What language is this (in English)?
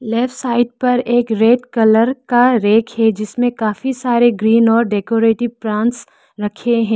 Hindi